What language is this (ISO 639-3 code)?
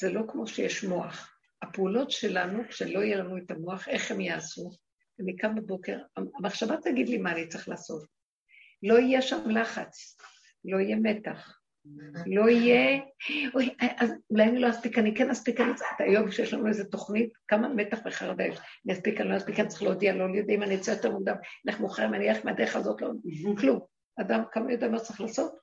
heb